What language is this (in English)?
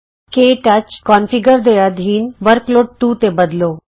Punjabi